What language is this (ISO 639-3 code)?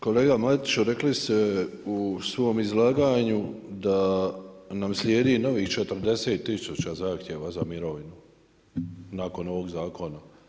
hrv